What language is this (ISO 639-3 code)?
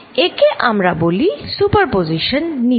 ben